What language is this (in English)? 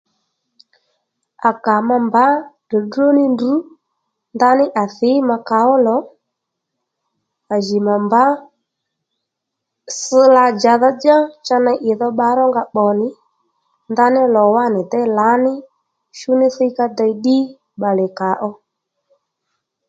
Lendu